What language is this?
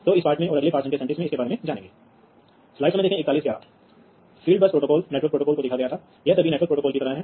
Hindi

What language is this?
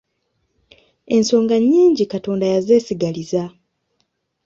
Ganda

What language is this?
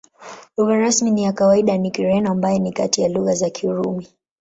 Swahili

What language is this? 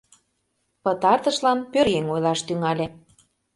Mari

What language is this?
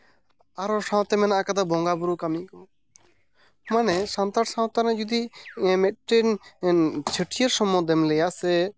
Santali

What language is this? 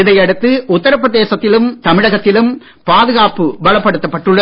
Tamil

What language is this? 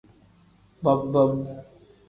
Tem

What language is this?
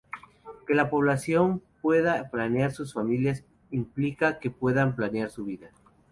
Spanish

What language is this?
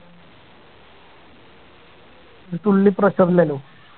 Malayalam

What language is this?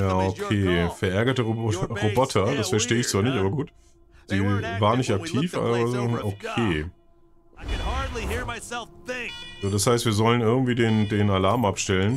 German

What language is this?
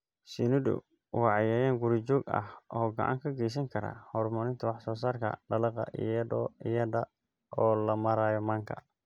Somali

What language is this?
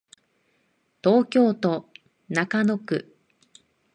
Japanese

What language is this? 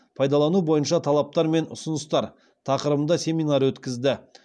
Kazakh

